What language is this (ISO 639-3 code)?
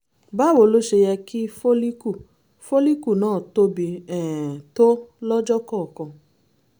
yor